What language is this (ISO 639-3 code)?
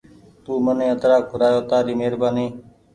gig